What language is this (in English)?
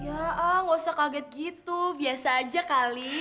Indonesian